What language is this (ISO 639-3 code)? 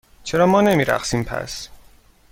fas